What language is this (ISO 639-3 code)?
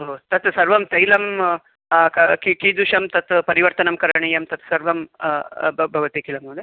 san